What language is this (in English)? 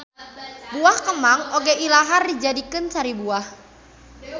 Sundanese